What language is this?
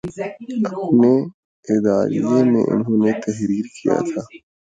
Urdu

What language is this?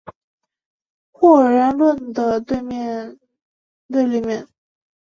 Chinese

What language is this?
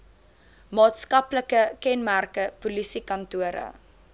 Afrikaans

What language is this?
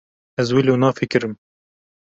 Kurdish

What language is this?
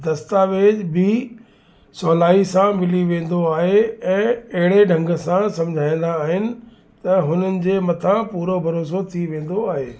Sindhi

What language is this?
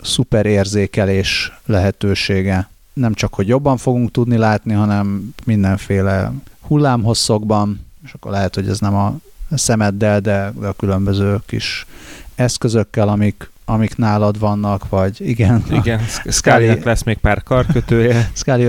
Hungarian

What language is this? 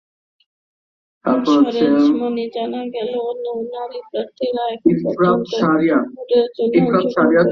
Bangla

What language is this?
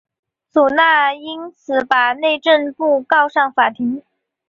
Chinese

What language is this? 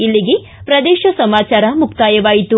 Kannada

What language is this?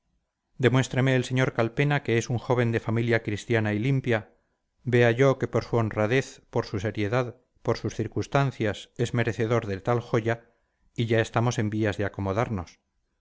Spanish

